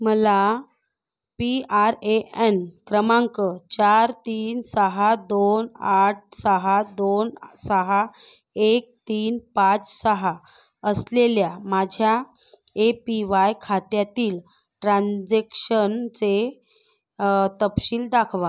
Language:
Marathi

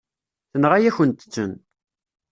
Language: Kabyle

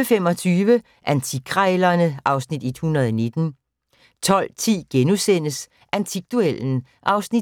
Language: Danish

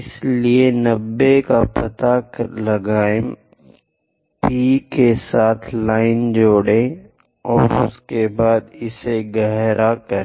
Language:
Hindi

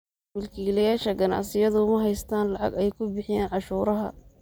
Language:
Somali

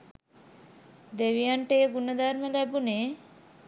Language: Sinhala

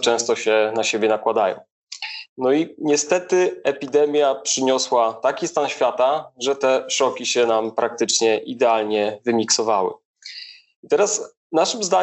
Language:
Polish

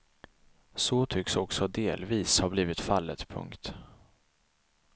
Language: Swedish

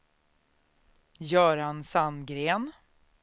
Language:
Swedish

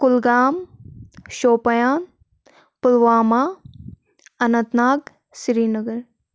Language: Kashmiri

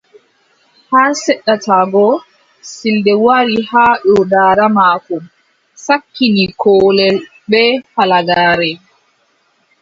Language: Adamawa Fulfulde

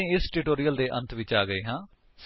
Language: Punjabi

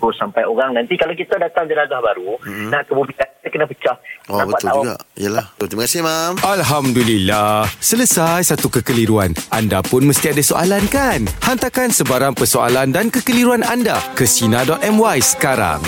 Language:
Malay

